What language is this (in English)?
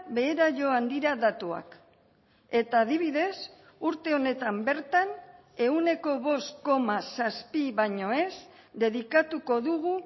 Basque